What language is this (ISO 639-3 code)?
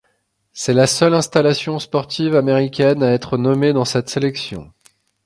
fra